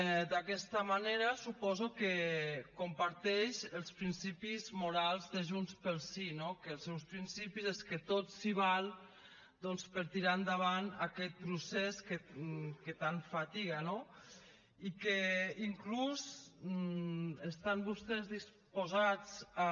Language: Catalan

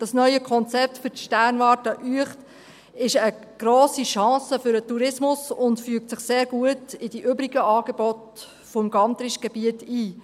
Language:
Swiss German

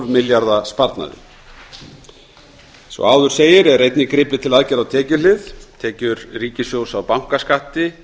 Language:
Icelandic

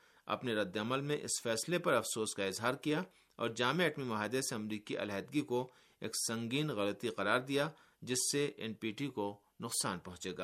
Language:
Urdu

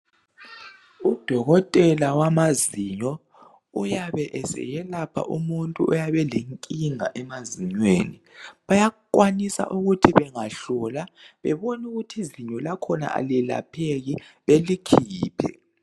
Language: North Ndebele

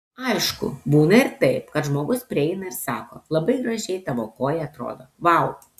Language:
Lithuanian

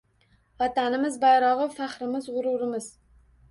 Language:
Uzbek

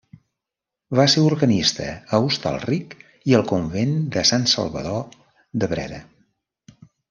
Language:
Catalan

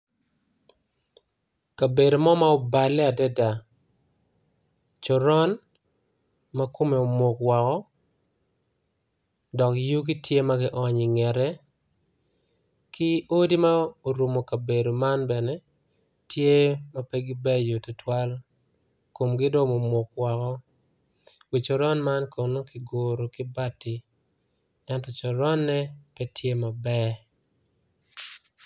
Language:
Acoli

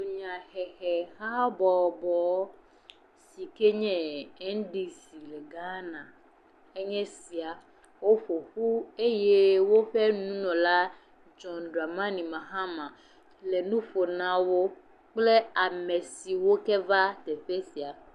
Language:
Ewe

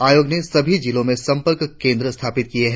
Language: Hindi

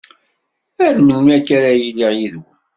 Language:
Kabyle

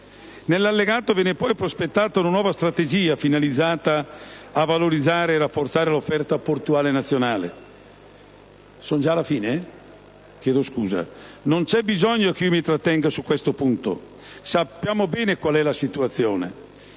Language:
Italian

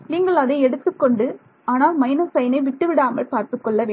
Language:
Tamil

